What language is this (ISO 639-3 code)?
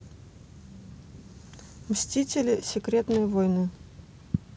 rus